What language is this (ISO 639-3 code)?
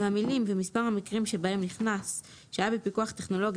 heb